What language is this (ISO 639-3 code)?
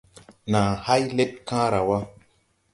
tui